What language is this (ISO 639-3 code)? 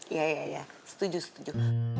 ind